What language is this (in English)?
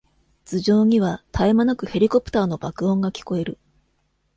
Japanese